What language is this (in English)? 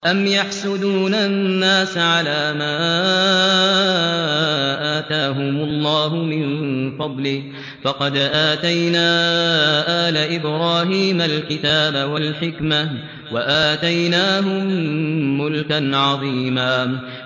Arabic